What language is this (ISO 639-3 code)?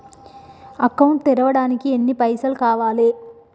tel